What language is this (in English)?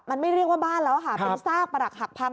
Thai